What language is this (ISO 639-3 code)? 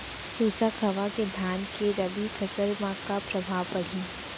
hne